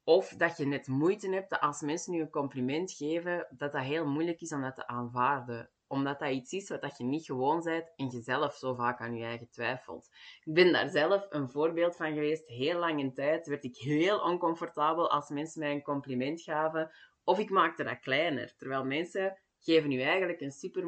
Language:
Dutch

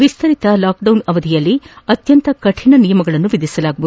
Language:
Kannada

